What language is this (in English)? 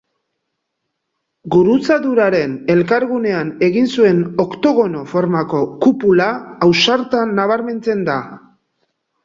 Basque